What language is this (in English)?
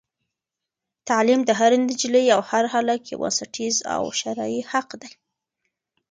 Pashto